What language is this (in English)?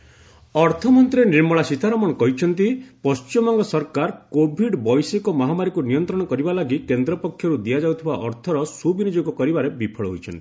Odia